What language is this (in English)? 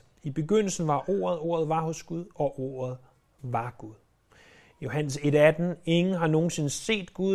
Danish